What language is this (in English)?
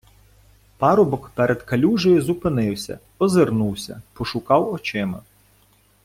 Ukrainian